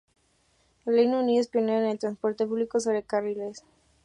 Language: Spanish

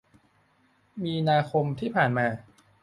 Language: Thai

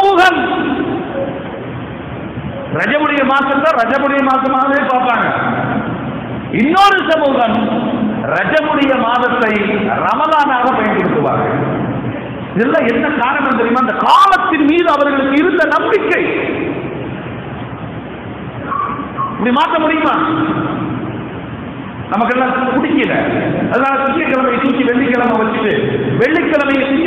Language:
Arabic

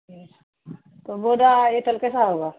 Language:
Urdu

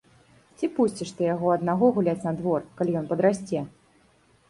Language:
Belarusian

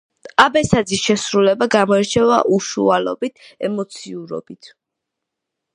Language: Georgian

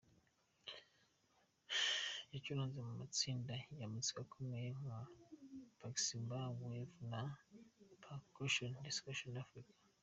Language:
Kinyarwanda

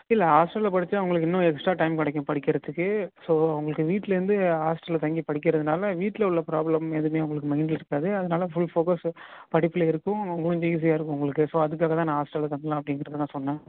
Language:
Tamil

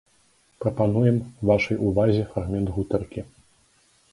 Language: Belarusian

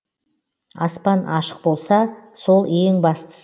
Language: Kazakh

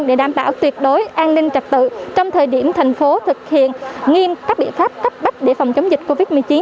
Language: Vietnamese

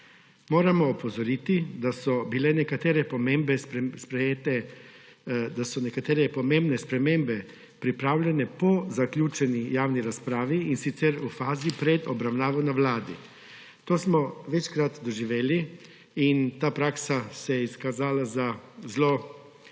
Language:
Slovenian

